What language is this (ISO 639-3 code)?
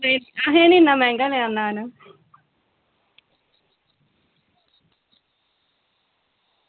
doi